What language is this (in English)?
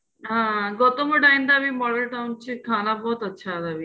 Punjabi